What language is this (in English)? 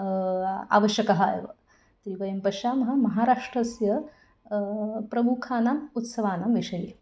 Sanskrit